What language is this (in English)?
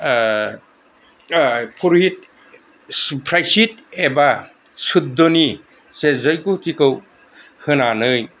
Bodo